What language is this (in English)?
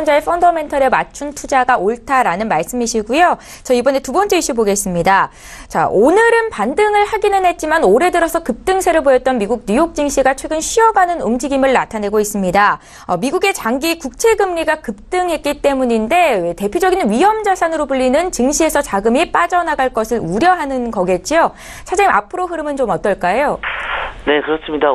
Korean